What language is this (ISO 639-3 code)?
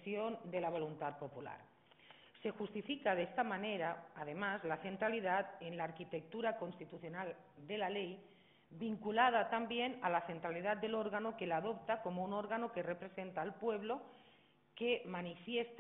spa